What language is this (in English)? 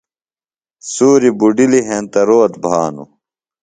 Phalura